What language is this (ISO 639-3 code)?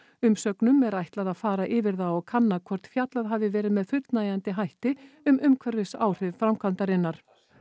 isl